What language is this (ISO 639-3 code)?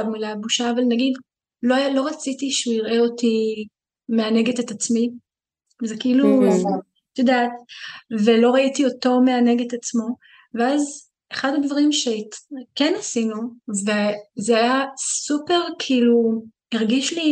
heb